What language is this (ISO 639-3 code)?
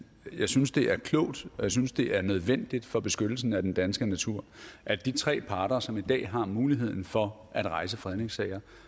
dan